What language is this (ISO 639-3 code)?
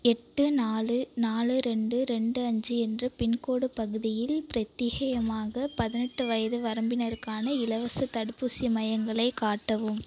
tam